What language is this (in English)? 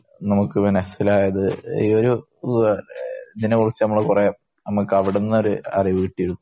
Malayalam